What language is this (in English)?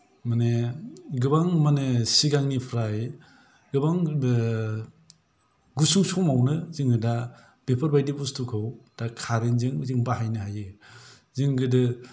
Bodo